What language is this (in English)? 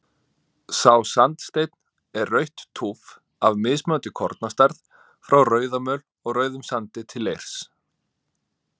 Icelandic